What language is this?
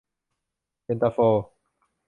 Thai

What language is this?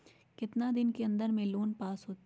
Magahi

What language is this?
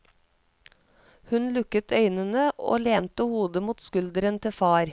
Norwegian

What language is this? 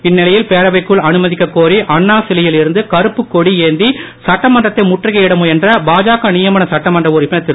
Tamil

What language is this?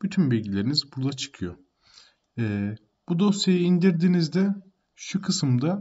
Turkish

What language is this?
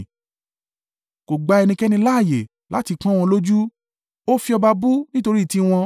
Yoruba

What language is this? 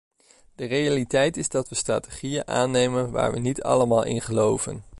Dutch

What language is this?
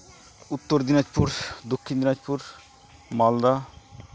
Santali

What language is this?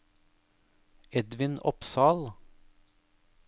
Norwegian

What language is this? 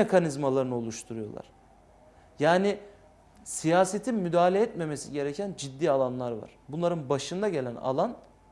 Turkish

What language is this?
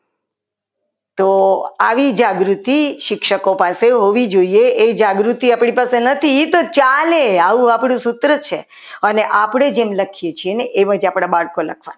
Gujarati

